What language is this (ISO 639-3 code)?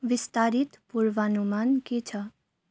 nep